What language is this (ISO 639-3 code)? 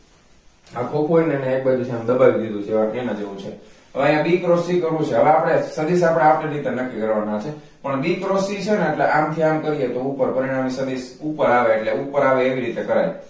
guj